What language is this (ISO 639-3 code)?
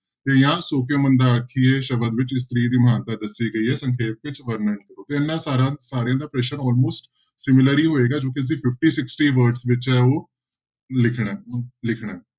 pan